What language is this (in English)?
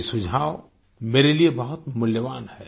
Hindi